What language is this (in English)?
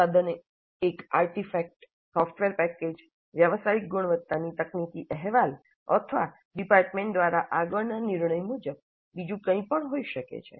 Gujarati